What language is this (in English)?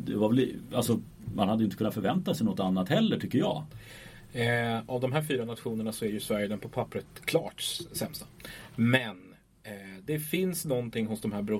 Swedish